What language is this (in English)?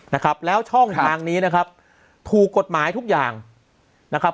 Thai